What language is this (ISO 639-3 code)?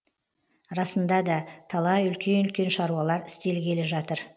kaz